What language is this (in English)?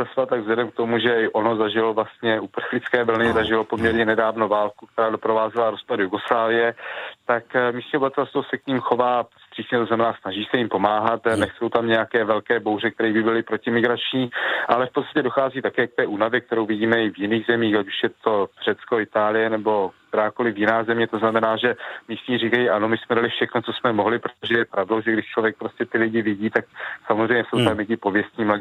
Czech